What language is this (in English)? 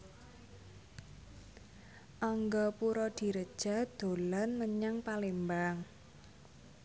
Javanese